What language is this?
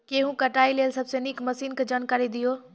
Maithili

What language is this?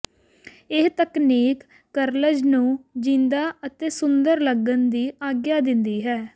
Punjabi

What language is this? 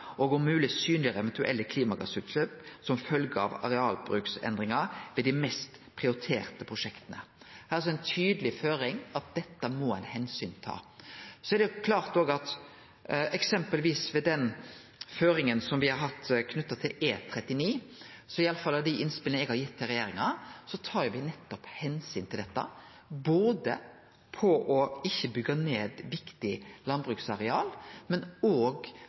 Norwegian Nynorsk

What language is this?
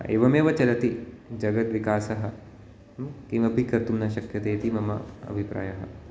Sanskrit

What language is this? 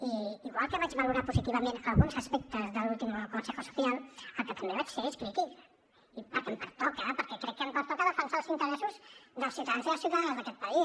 Catalan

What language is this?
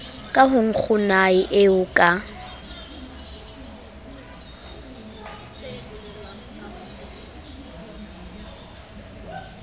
Southern Sotho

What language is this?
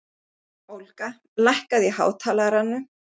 Icelandic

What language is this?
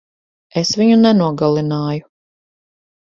Latvian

